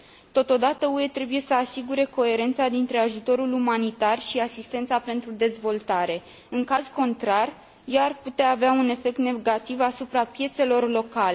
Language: Romanian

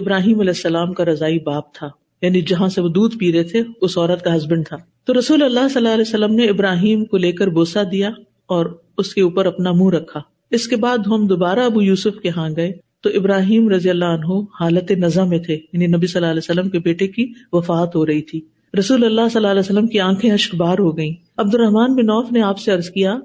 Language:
Urdu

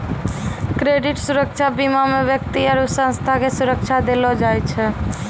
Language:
Maithili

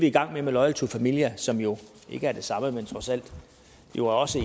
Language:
Danish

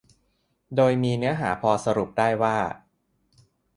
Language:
Thai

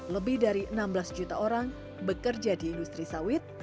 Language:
Indonesian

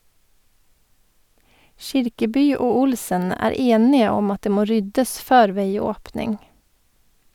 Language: Norwegian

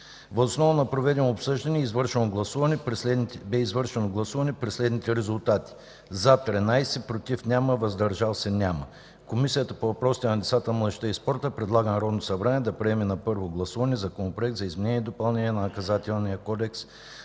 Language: Bulgarian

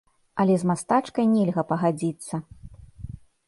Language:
Belarusian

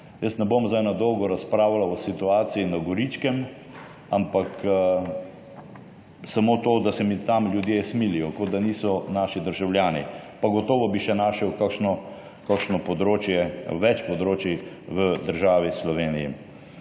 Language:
Slovenian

